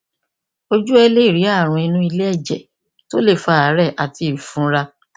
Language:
Yoruba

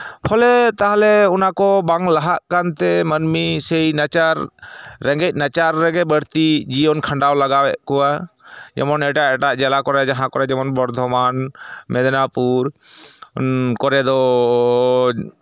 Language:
Santali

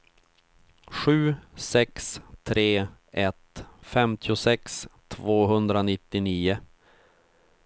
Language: Swedish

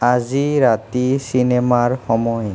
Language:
Assamese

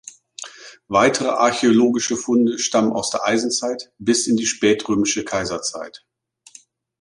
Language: German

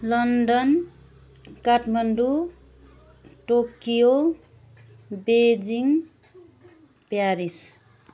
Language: Nepali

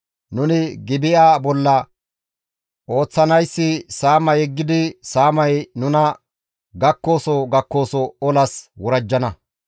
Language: Gamo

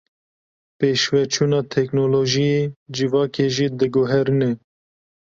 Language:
Kurdish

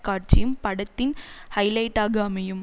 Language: Tamil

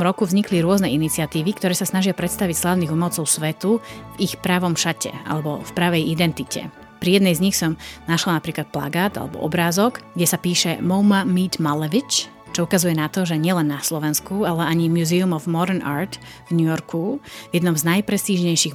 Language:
Slovak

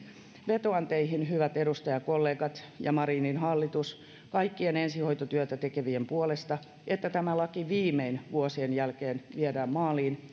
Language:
Finnish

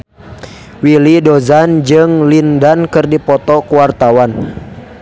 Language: Sundanese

